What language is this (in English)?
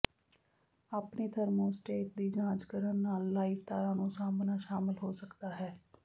Punjabi